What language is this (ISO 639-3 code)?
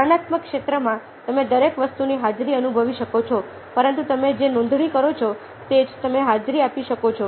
guj